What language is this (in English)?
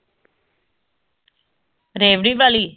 Punjabi